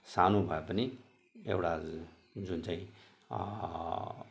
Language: Nepali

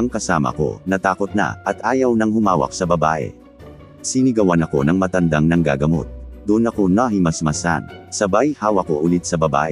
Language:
Filipino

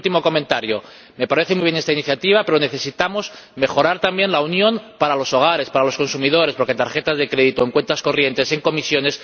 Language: Spanish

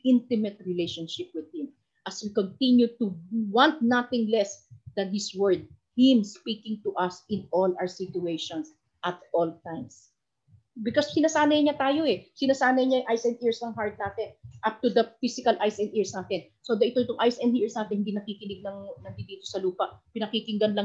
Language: Filipino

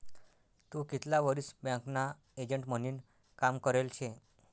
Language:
Marathi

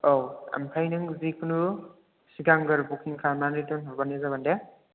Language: Bodo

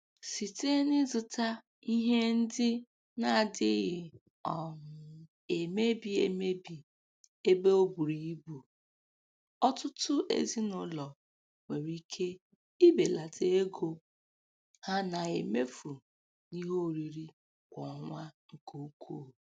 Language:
Igbo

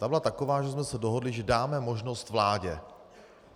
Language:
Czech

